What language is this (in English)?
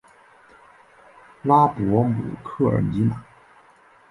Chinese